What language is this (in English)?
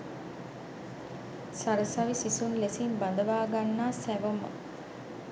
Sinhala